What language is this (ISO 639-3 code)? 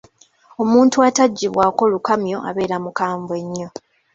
lug